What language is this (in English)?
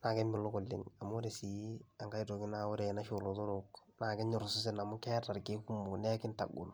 Masai